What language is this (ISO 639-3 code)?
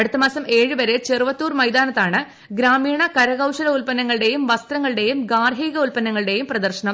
mal